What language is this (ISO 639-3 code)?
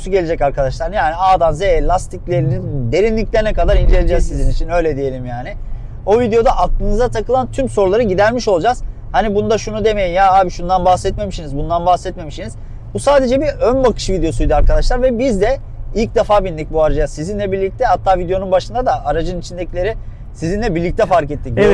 tur